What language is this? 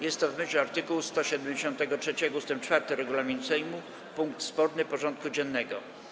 Polish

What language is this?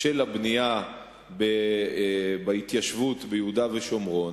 Hebrew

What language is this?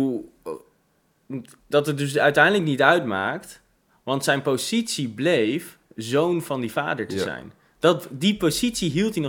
Dutch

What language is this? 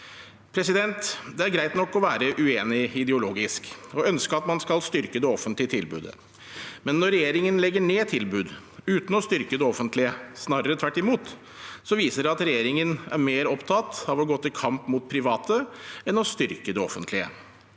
Norwegian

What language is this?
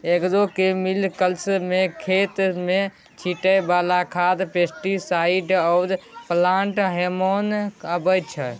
Maithili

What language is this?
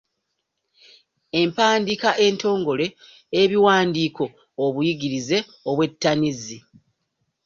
Ganda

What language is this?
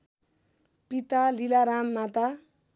Nepali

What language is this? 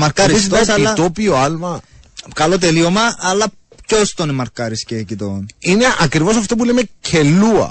Greek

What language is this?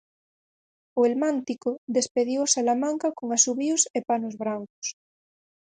Galician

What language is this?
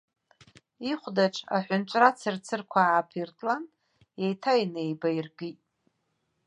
Abkhazian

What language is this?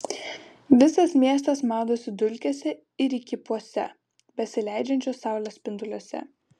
Lithuanian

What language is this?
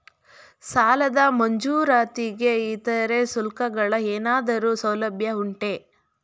Kannada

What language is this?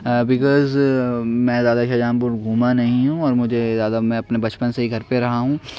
Urdu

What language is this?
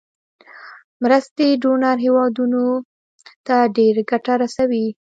Pashto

